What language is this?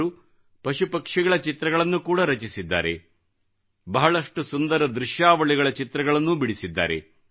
Kannada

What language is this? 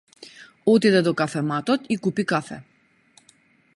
Macedonian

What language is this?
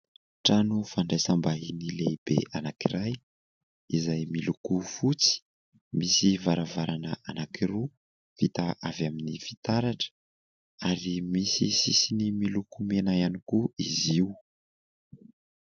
Malagasy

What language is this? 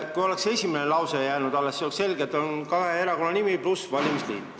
Estonian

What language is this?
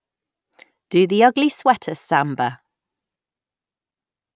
English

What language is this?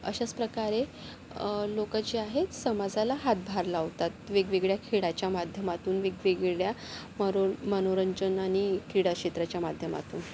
Marathi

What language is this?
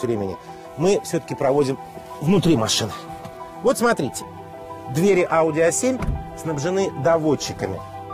Russian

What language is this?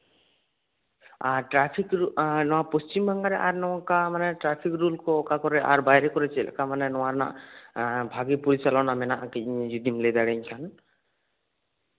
Santali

